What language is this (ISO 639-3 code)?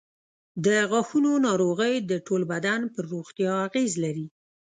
pus